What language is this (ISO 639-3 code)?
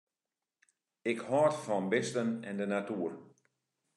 fry